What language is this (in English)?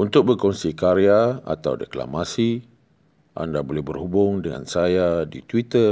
Malay